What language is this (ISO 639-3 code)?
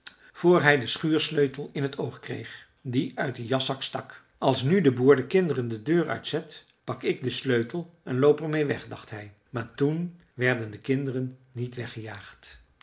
nld